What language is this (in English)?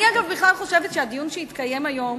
Hebrew